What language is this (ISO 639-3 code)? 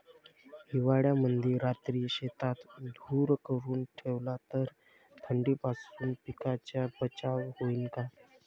mar